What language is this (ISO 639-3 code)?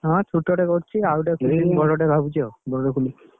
ori